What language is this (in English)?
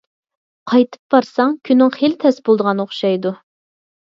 Uyghur